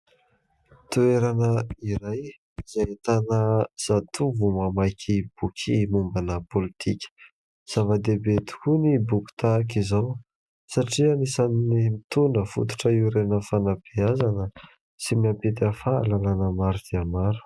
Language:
Malagasy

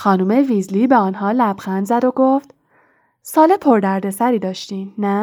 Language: Persian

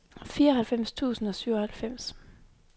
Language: Danish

